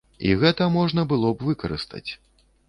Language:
Belarusian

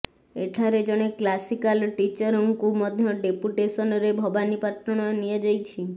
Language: Odia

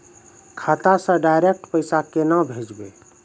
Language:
Maithili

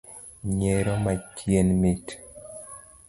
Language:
Luo (Kenya and Tanzania)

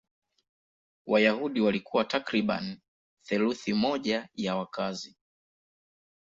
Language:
Swahili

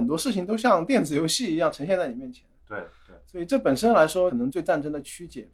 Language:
Chinese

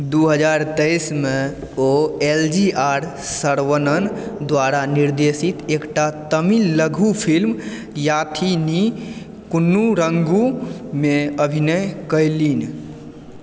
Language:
Maithili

